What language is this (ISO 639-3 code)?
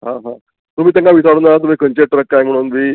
kok